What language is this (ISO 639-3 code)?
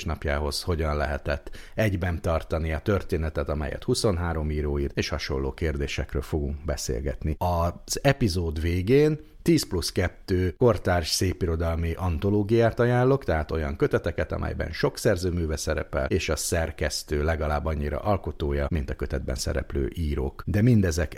hun